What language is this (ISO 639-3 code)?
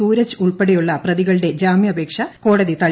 mal